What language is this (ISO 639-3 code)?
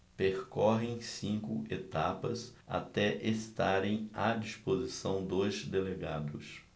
por